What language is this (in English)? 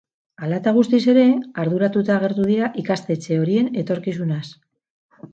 Basque